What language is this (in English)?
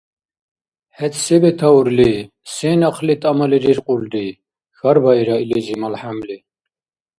Dargwa